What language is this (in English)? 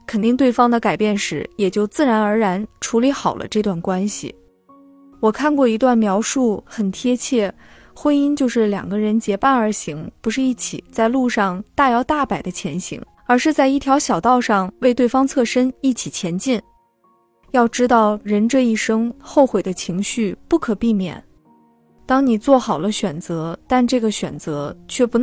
Chinese